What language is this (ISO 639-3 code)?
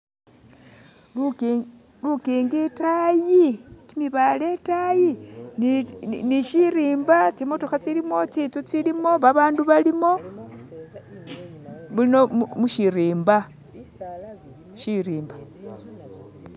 myx